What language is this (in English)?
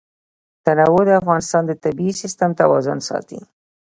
Pashto